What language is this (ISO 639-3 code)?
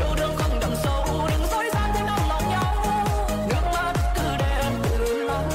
vie